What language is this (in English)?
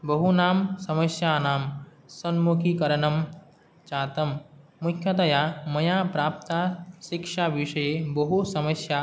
Sanskrit